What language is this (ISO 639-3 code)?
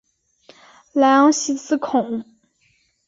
zho